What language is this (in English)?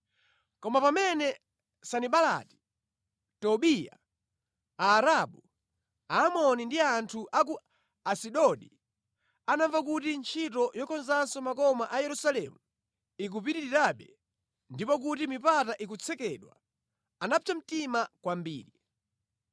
Nyanja